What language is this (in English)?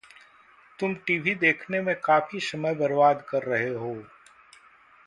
Hindi